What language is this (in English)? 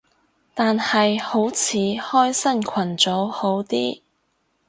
Cantonese